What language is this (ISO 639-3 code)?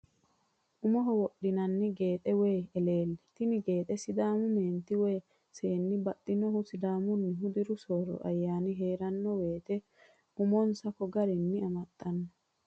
sid